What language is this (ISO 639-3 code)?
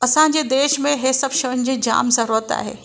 snd